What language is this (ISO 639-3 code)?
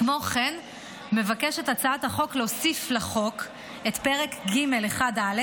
heb